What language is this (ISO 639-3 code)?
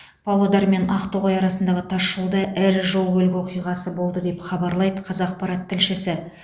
kaz